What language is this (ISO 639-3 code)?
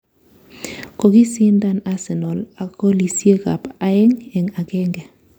kln